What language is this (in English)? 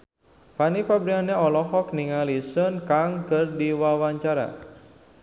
Sundanese